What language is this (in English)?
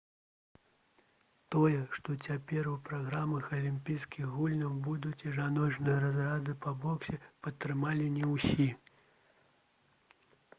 Belarusian